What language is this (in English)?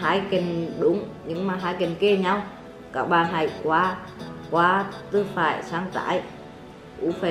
Vietnamese